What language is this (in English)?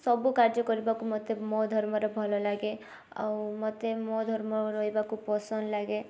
Odia